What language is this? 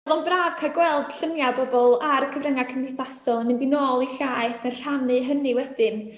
Welsh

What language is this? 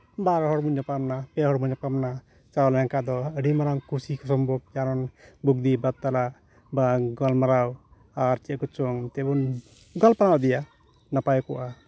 Santali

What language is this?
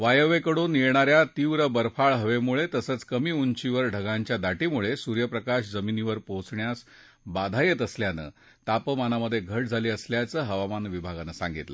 Marathi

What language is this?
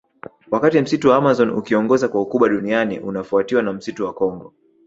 Swahili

